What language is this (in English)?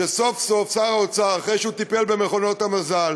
Hebrew